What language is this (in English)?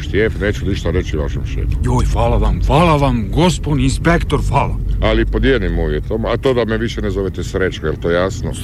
Croatian